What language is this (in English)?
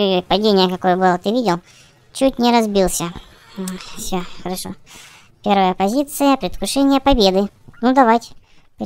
Russian